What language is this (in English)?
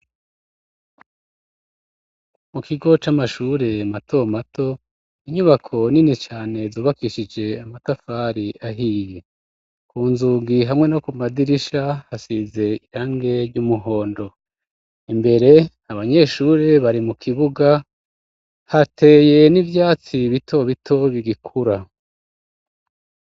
Rundi